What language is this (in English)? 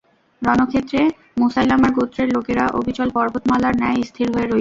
Bangla